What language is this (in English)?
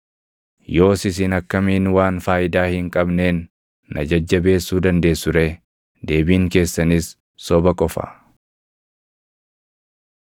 Oromo